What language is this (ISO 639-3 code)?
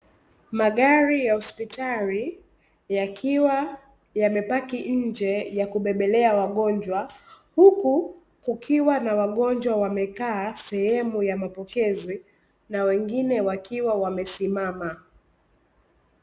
swa